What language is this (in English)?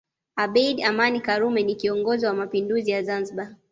Swahili